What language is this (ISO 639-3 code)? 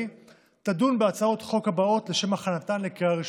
heb